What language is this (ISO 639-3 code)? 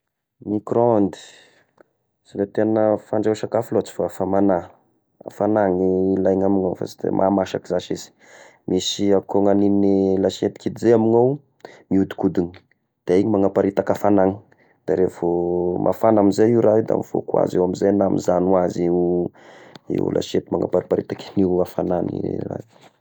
tkg